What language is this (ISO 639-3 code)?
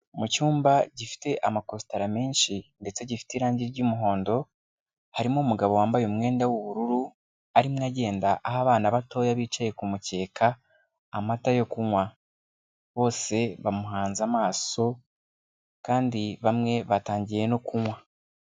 kin